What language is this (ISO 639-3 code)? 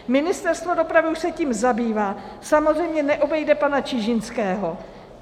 ces